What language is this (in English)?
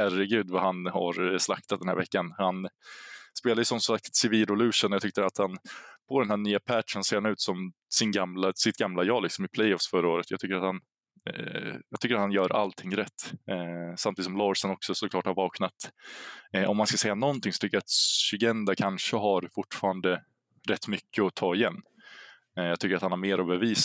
Swedish